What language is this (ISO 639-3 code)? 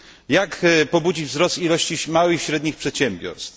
pol